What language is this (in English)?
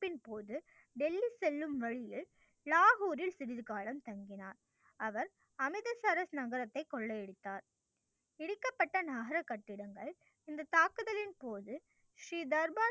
Tamil